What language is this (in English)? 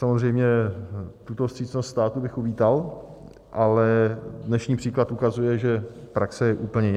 Czech